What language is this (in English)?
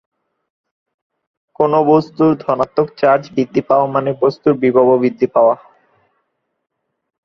Bangla